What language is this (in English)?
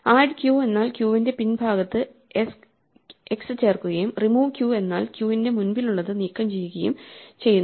Malayalam